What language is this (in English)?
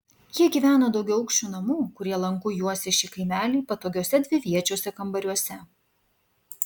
Lithuanian